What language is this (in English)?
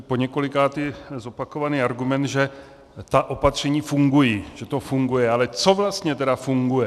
Czech